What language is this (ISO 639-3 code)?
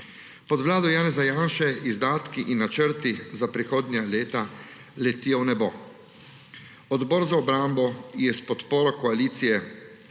slv